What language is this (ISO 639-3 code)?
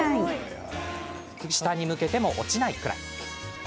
jpn